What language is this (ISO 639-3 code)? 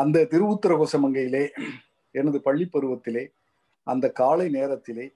tam